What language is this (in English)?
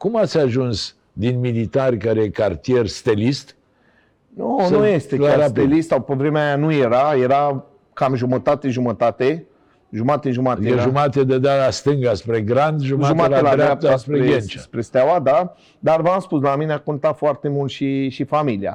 Romanian